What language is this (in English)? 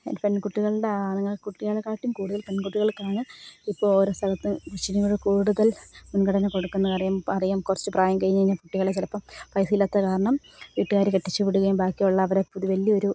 Malayalam